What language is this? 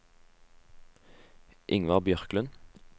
Norwegian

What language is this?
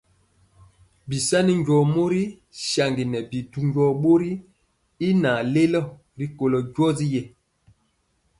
Mpiemo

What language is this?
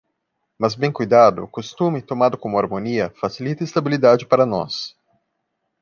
Portuguese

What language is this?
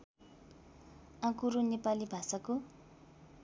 Nepali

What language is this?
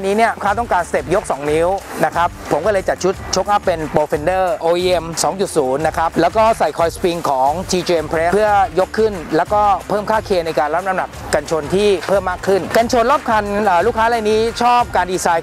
Thai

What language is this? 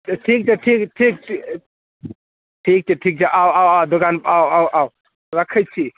Maithili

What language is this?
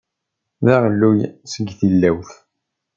Kabyle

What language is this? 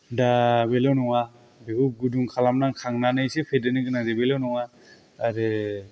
Bodo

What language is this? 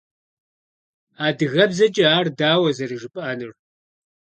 Kabardian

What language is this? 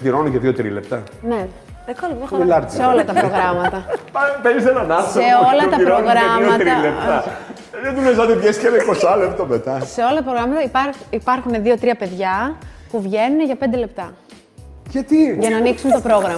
Greek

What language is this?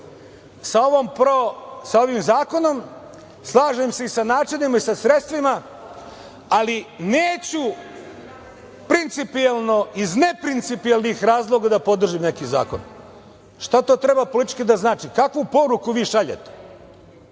Serbian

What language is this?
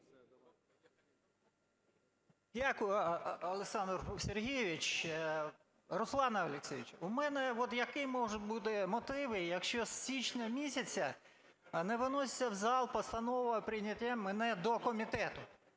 Ukrainian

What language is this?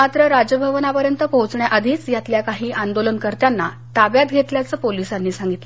Marathi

